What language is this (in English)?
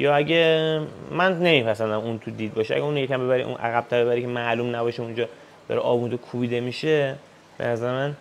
Persian